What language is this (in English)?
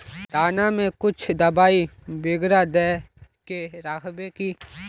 Magahi